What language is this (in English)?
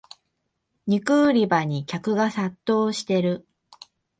Japanese